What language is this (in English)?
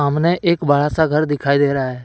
Hindi